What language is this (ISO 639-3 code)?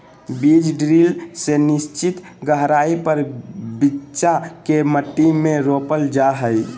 mag